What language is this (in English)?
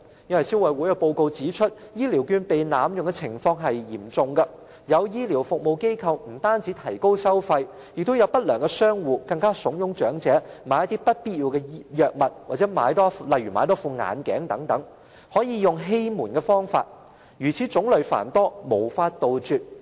Cantonese